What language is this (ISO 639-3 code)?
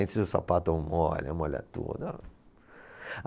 por